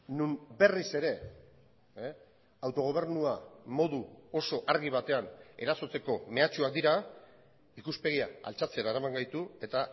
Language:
Basque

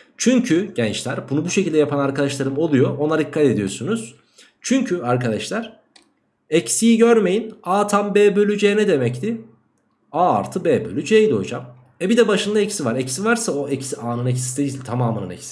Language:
Turkish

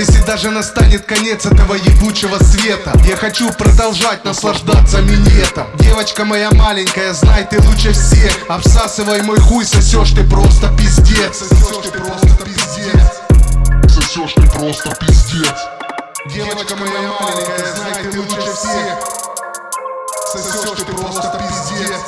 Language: Russian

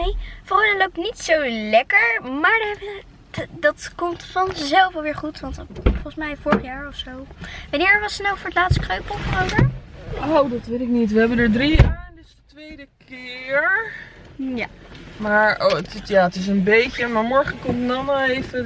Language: Dutch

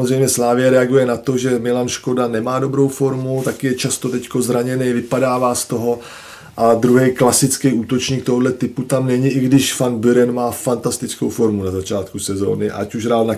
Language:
Czech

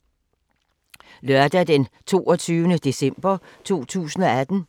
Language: Danish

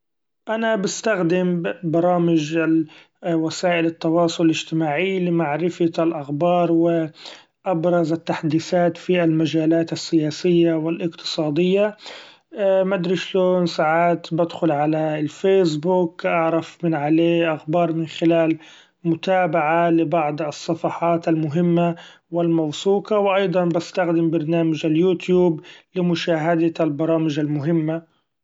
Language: Gulf Arabic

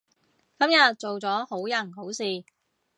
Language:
Cantonese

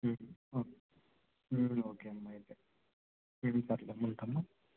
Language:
Telugu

